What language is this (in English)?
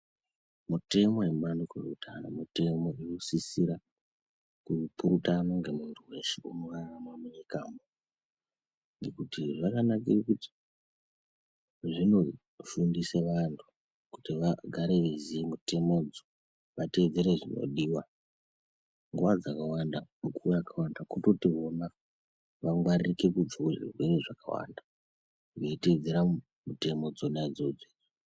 Ndau